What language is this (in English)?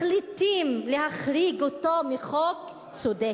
Hebrew